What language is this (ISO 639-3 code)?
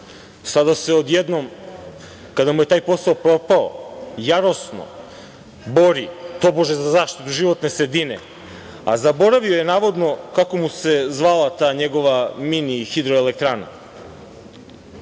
srp